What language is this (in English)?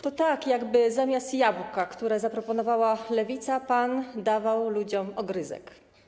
Polish